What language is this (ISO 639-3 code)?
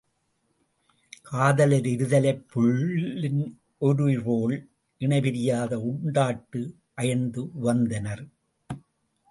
tam